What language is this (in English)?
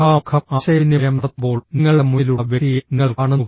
Malayalam